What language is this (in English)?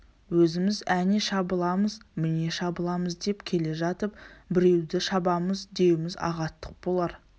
Kazakh